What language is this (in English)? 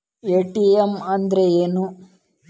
Kannada